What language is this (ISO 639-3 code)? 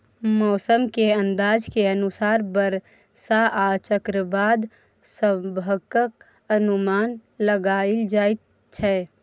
mai